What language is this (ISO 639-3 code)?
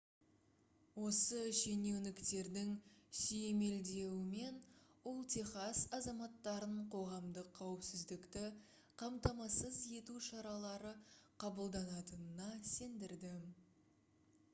kaz